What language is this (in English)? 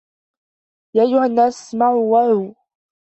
Arabic